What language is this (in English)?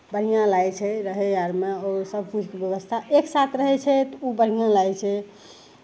Maithili